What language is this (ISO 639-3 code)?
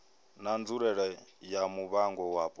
ven